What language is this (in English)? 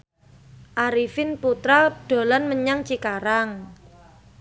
Javanese